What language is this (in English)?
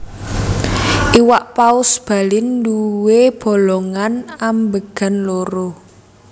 Javanese